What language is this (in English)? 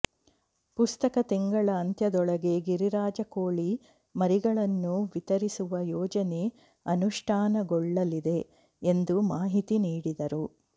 Kannada